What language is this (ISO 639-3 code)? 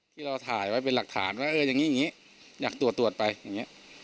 tha